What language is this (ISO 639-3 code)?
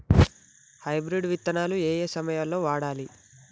tel